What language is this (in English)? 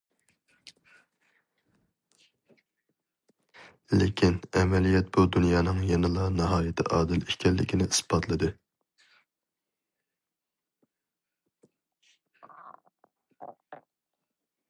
Uyghur